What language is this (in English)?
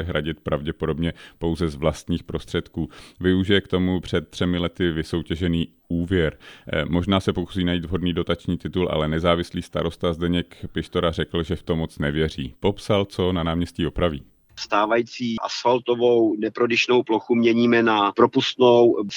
Czech